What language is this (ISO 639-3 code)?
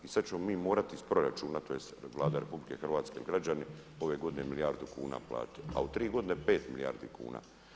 hrv